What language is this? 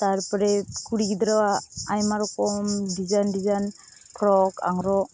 Santali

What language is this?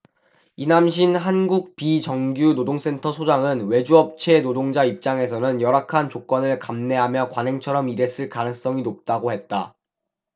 Korean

